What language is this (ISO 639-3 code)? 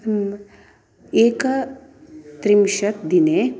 san